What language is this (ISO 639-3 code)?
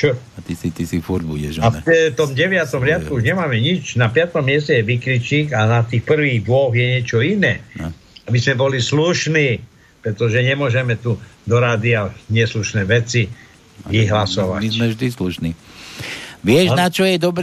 slk